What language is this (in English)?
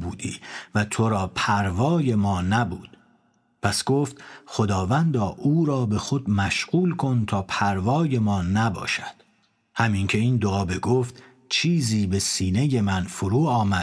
Persian